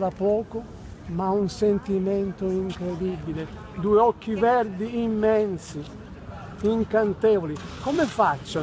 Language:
Italian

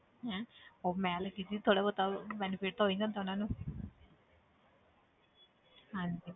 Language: Punjabi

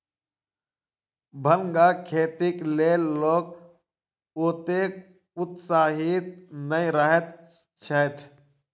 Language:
Maithili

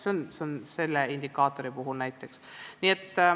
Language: Estonian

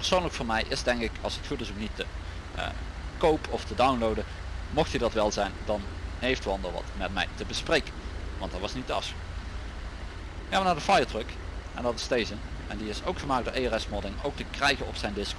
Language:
Dutch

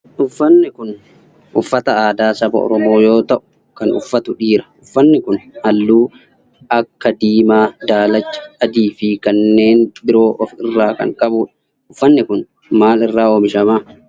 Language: Oromo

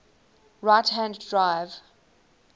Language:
English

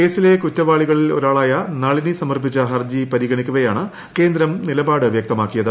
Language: Malayalam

